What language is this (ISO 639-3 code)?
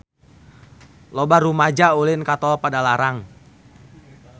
sun